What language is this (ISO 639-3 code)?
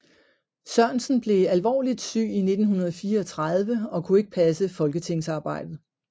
dan